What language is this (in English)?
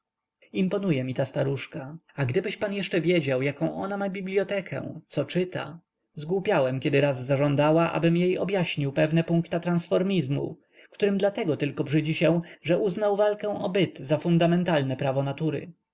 Polish